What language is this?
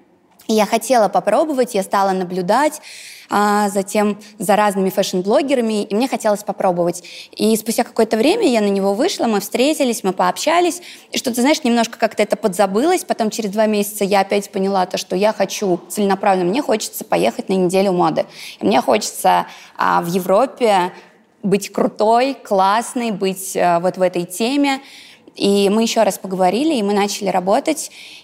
Russian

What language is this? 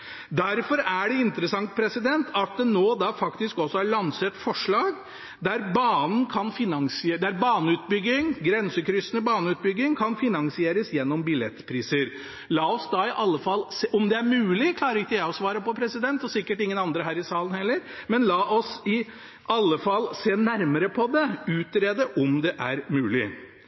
Norwegian Bokmål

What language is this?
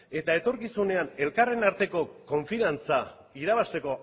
Basque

